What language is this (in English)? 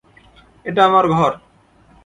Bangla